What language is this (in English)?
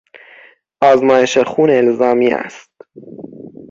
Persian